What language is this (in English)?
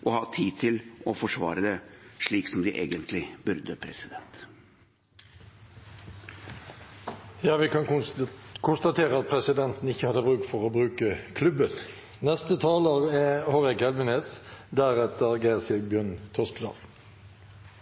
Norwegian Bokmål